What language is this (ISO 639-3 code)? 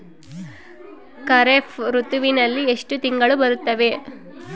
kan